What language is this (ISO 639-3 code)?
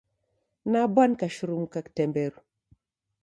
dav